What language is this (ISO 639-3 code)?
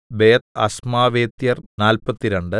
mal